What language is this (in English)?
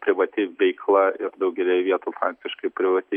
Lithuanian